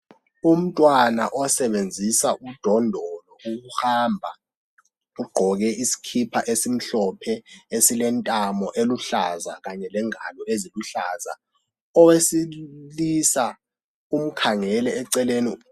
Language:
North Ndebele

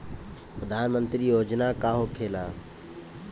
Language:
Bhojpuri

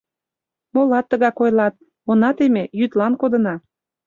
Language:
Mari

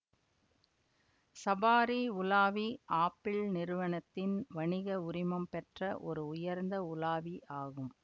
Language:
Tamil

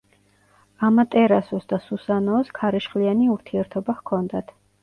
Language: Georgian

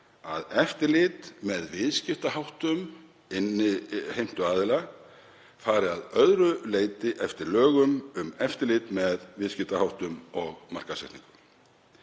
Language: Icelandic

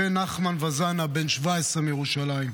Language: Hebrew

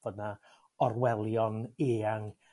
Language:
Welsh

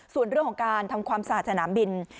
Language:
Thai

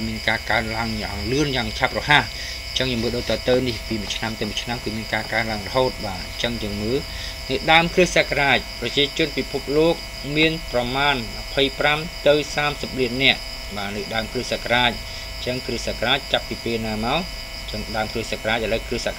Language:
Thai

